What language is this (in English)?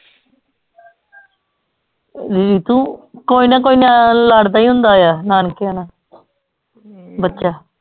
Punjabi